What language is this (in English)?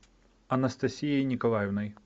Russian